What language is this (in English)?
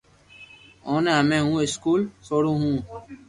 Loarki